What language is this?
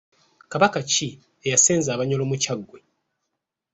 Ganda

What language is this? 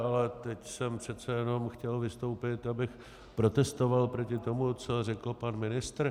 Czech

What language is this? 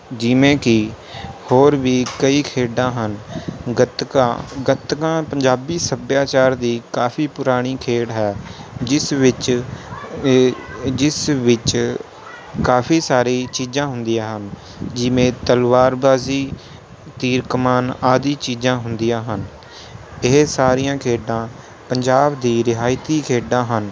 Punjabi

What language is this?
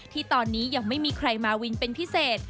Thai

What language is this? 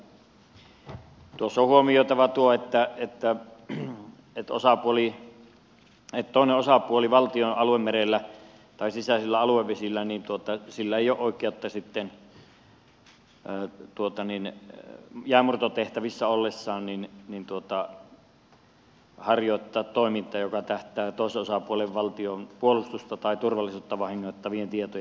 Finnish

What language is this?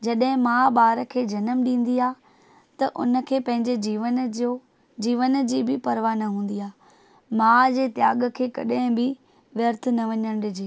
Sindhi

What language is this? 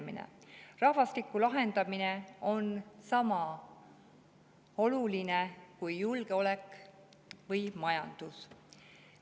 Estonian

